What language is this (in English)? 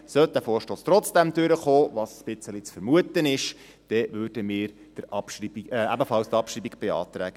Swiss German